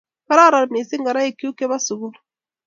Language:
Kalenjin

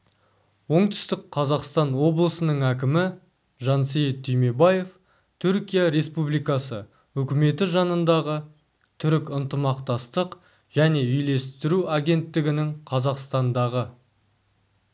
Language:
Kazakh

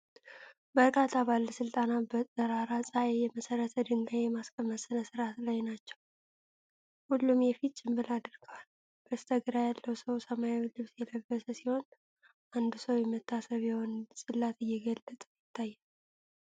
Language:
Amharic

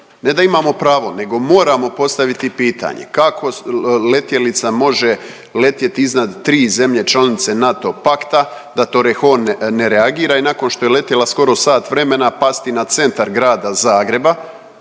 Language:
Croatian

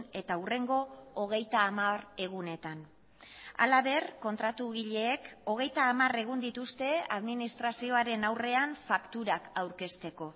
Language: Basque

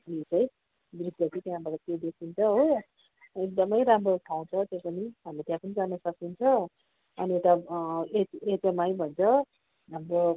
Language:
Nepali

